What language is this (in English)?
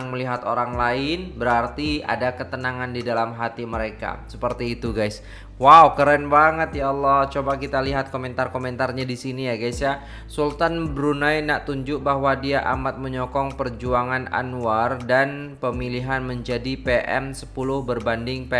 Indonesian